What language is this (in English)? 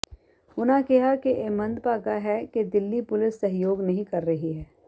Punjabi